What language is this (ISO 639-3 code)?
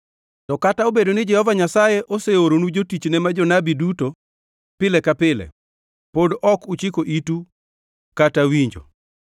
luo